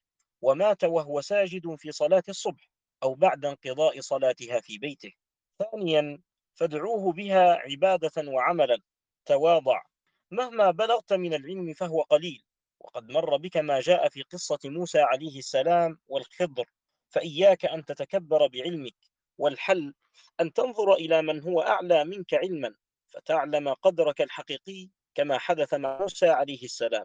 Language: Arabic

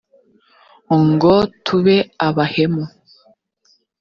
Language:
Kinyarwanda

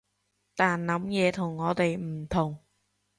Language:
Cantonese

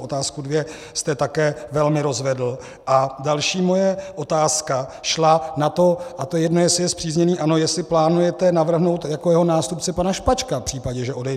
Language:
Czech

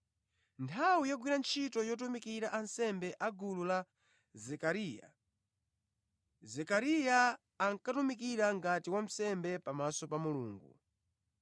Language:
Nyanja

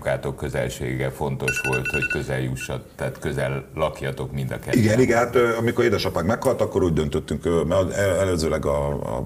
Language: Hungarian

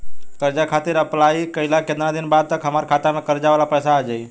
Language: Bhojpuri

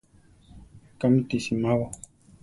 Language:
Central Tarahumara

